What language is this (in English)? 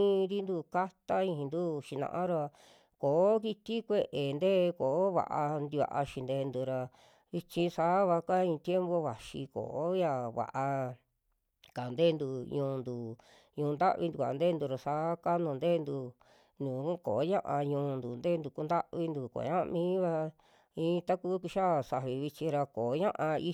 Western Juxtlahuaca Mixtec